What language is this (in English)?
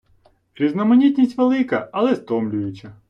Ukrainian